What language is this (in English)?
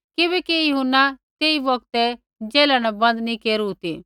Kullu Pahari